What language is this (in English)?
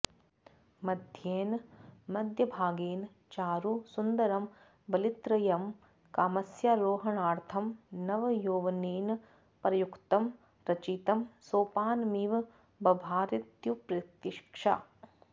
Sanskrit